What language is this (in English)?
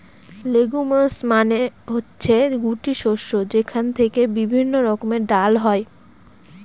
Bangla